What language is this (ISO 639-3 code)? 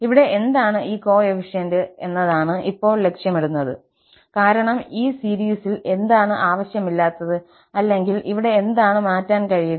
mal